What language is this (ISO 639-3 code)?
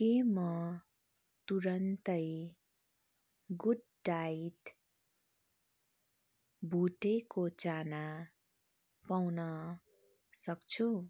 nep